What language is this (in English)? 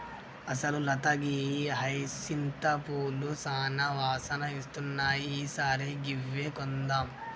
Telugu